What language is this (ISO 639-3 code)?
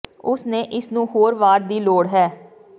pan